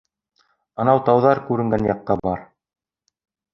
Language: Bashkir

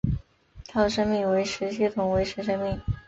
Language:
Chinese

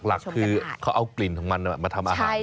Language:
Thai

